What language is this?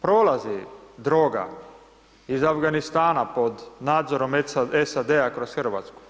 Croatian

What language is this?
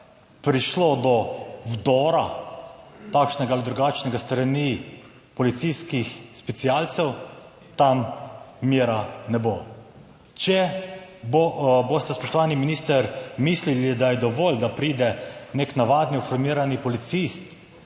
Slovenian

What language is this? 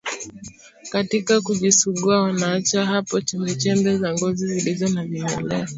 Swahili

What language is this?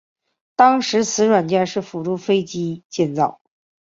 Chinese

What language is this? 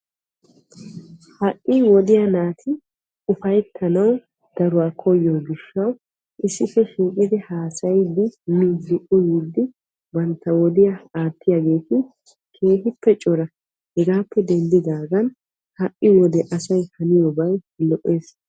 Wolaytta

